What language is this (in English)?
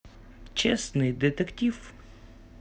Russian